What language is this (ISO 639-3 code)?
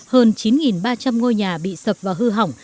vie